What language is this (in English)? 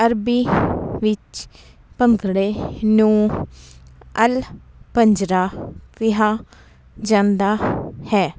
Punjabi